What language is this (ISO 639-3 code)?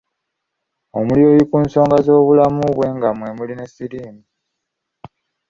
lug